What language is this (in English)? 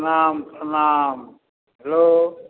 Maithili